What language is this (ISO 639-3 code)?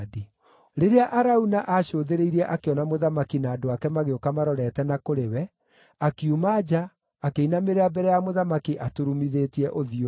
kik